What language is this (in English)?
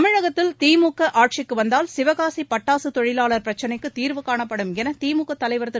Tamil